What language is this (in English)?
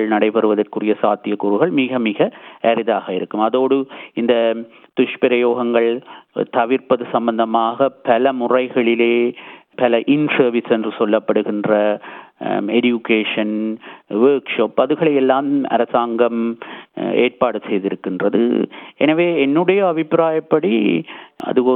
Tamil